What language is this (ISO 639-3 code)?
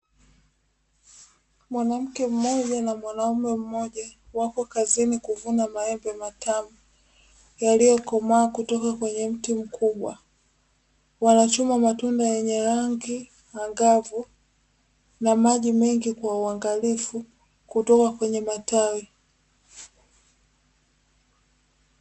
swa